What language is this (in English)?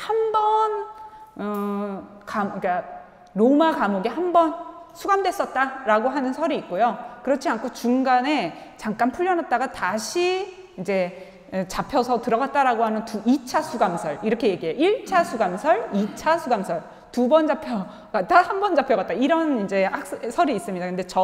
Korean